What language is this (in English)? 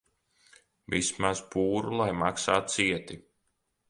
Latvian